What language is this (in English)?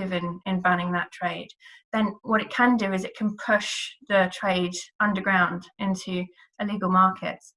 English